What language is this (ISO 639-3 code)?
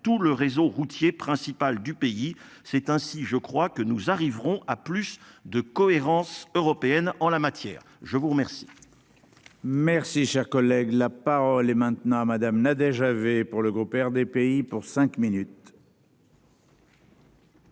fra